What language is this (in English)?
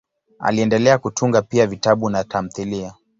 Swahili